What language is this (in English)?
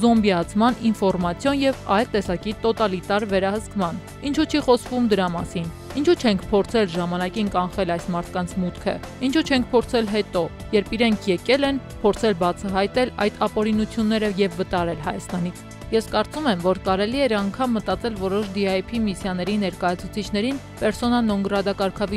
English